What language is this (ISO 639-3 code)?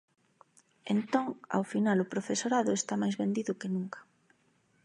glg